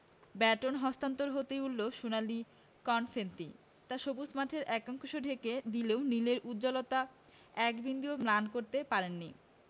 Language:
Bangla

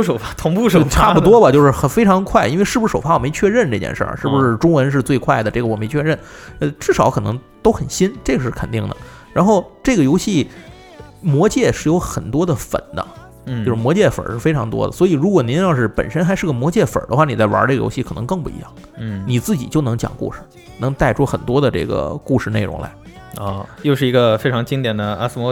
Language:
Chinese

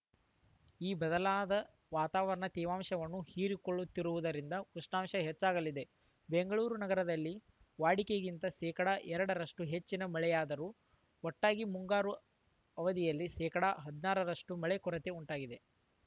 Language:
Kannada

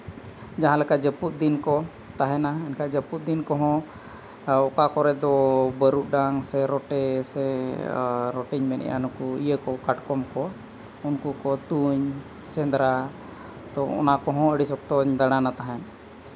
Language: Santali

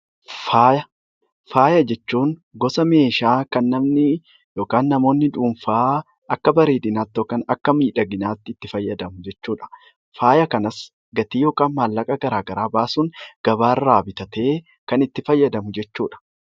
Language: Oromo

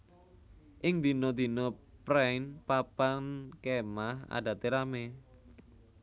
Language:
Javanese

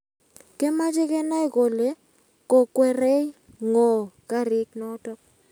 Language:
Kalenjin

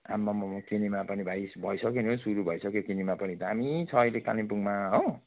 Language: Nepali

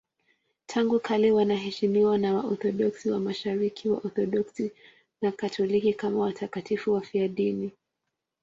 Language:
Swahili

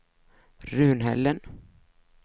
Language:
Swedish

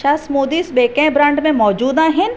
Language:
Sindhi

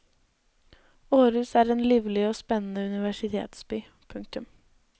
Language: Norwegian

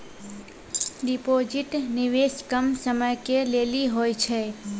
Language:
Maithili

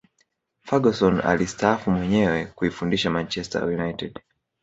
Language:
Swahili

